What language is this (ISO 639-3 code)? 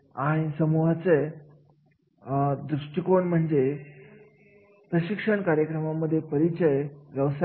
mar